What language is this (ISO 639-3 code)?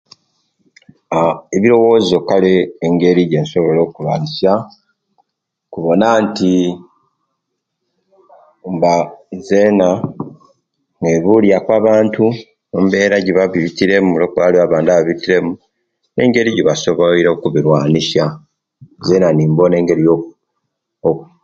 lke